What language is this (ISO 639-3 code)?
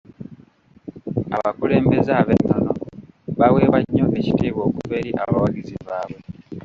lug